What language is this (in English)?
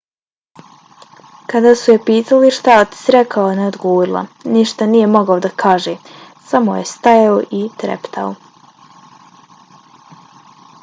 Bosnian